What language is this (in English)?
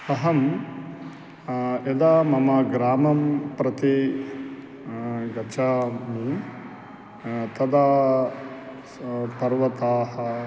Sanskrit